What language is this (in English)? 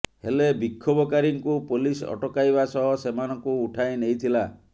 Odia